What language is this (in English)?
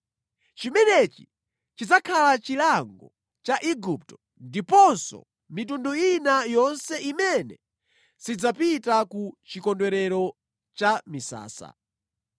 Nyanja